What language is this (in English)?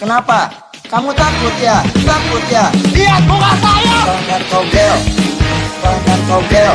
Indonesian